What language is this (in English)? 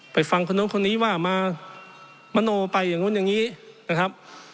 Thai